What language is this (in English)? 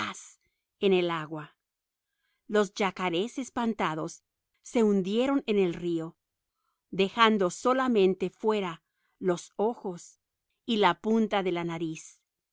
Spanish